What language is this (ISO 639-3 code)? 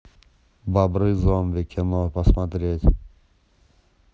rus